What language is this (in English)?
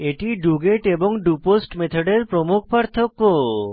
Bangla